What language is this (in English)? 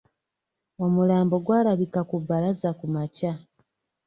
Ganda